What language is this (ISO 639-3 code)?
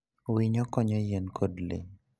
luo